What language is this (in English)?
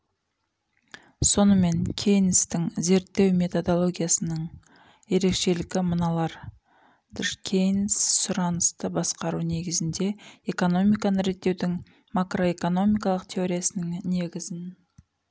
Kazakh